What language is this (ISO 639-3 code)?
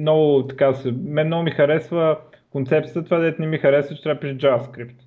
bul